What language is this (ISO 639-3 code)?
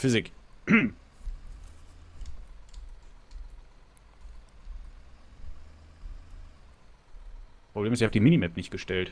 deu